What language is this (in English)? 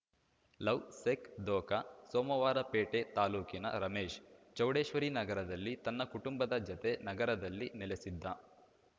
Kannada